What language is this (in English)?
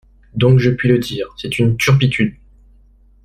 French